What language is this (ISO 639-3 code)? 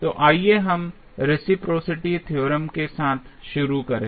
hin